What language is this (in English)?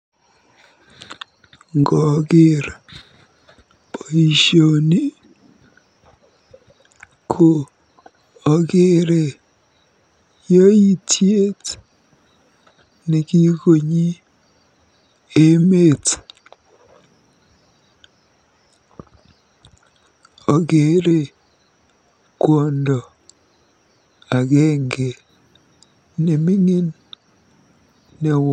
Kalenjin